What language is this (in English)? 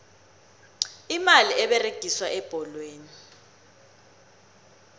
South Ndebele